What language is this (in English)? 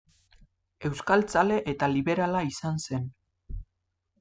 Basque